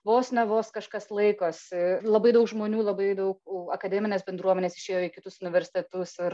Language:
Lithuanian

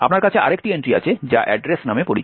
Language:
Bangla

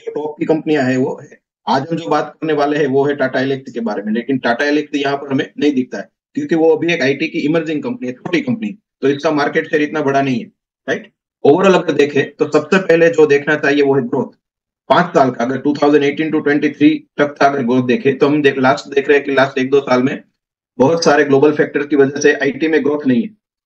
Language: Hindi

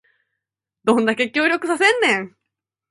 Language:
Japanese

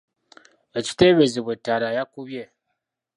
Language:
Ganda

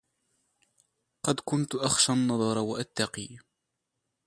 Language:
Arabic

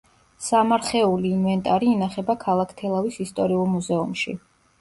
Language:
Georgian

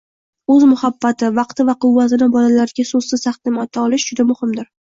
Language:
Uzbek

